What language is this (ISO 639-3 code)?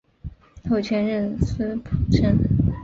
zho